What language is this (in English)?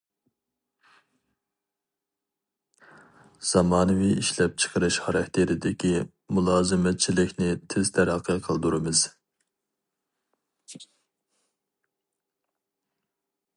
Uyghur